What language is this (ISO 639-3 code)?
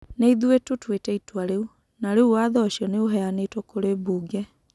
kik